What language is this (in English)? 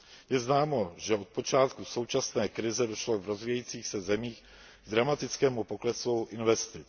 Czech